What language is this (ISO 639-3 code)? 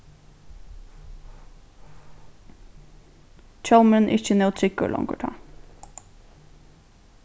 fao